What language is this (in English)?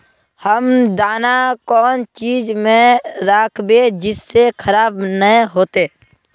Magahi